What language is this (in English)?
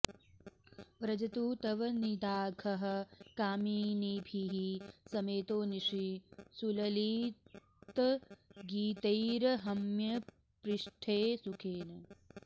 Sanskrit